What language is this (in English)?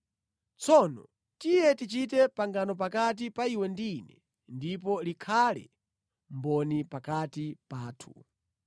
Nyanja